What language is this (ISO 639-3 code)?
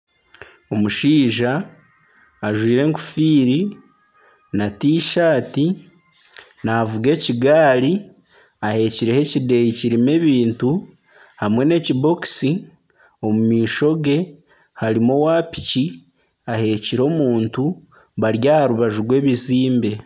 nyn